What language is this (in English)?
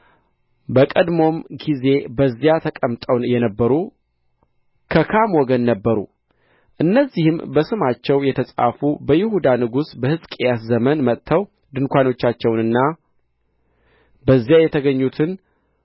Amharic